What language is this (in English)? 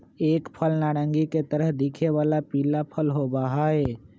Magahi